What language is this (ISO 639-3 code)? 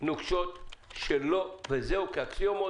heb